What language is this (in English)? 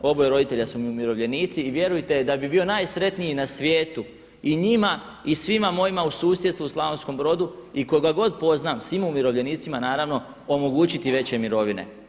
Croatian